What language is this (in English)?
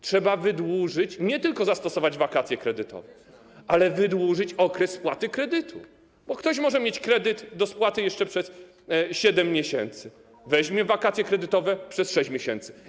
Polish